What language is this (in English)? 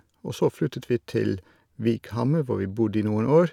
Norwegian